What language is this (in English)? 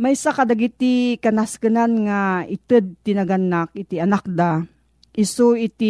Filipino